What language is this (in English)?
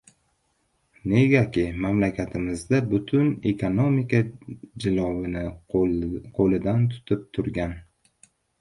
Uzbek